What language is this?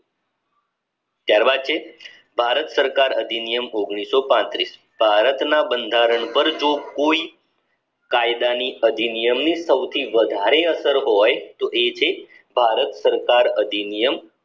Gujarati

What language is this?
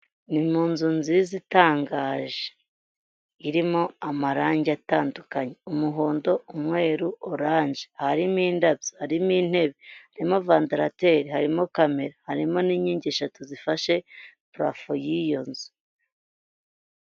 Kinyarwanda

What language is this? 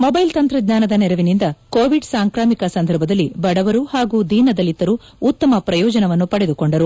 Kannada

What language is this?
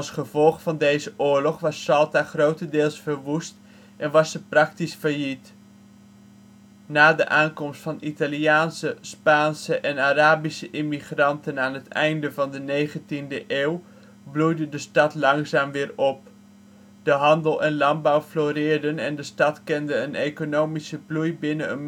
Dutch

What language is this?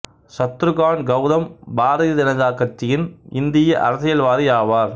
Tamil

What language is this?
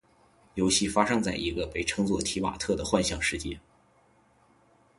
Chinese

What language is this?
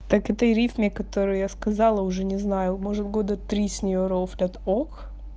Russian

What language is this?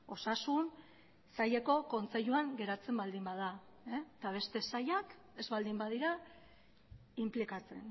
Basque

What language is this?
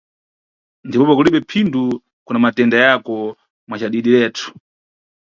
Nyungwe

